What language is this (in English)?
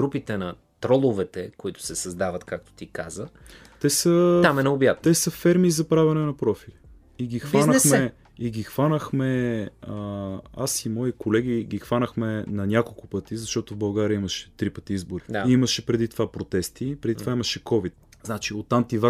Bulgarian